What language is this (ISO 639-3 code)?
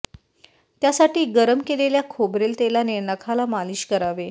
mar